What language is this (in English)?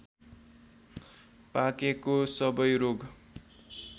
Nepali